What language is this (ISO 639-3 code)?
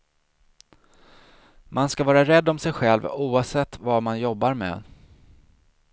swe